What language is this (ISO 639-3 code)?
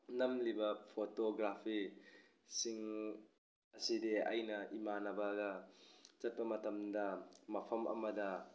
mni